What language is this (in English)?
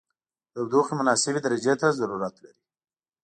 Pashto